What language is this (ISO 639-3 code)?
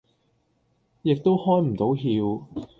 yue